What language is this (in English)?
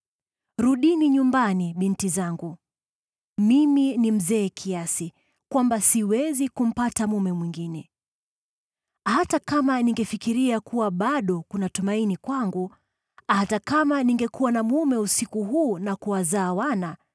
Swahili